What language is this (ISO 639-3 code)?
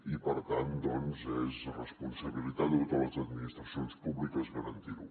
cat